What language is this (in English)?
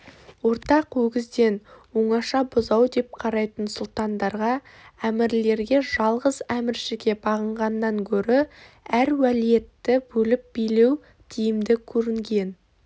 Kazakh